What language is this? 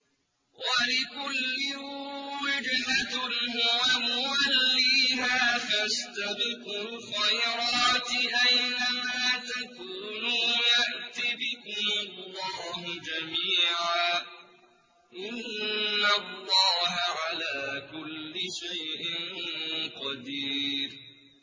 Arabic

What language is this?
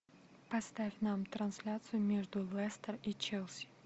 Russian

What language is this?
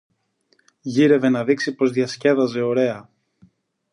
Greek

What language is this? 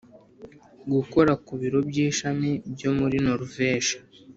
Kinyarwanda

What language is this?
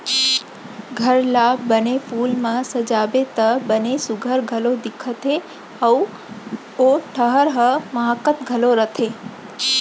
Chhattisgarhi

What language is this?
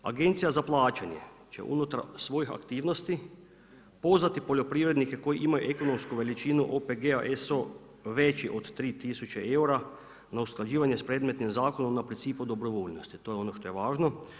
Croatian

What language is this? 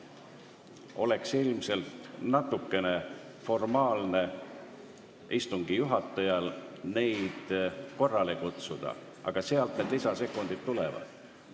Estonian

